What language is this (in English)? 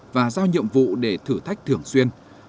Vietnamese